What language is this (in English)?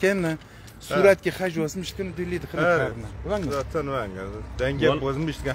Turkish